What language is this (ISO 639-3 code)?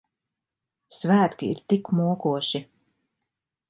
lav